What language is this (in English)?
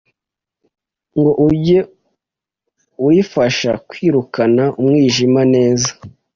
Kinyarwanda